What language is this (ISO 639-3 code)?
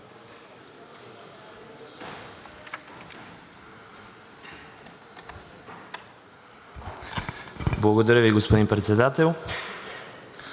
bul